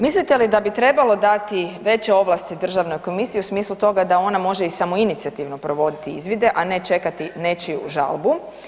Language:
Croatian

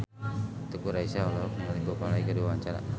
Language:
Sundanese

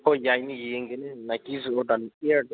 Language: Manipuri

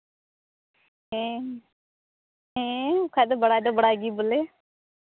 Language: Santali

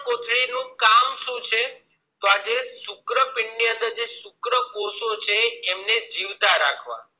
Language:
Gujarati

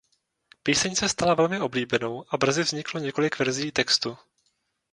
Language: Czech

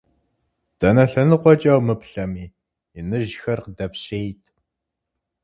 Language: Kabardian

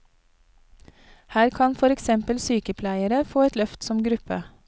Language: Norwegian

